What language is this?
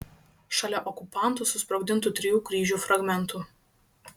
Lithuanian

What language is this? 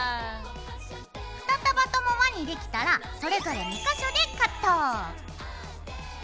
Japanese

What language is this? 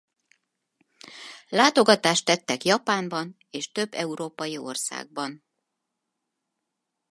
Hungarian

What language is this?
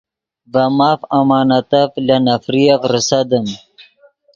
Yidgha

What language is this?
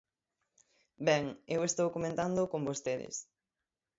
Galician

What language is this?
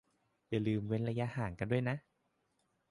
Thai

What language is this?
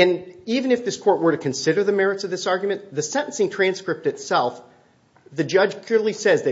English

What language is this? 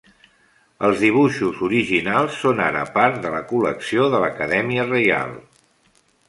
Catalan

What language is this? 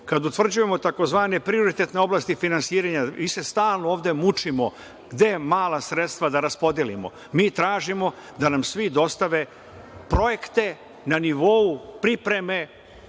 Serbian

